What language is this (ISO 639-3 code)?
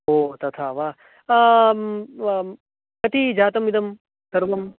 san